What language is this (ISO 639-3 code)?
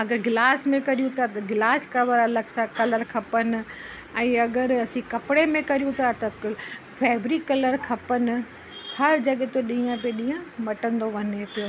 snd